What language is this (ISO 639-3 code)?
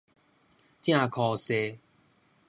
nan